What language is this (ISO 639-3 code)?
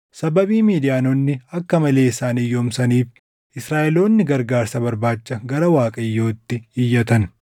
orm